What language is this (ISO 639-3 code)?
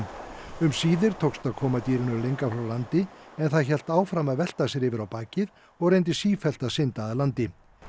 isl